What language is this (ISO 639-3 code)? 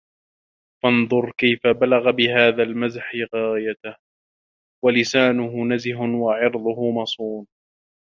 ara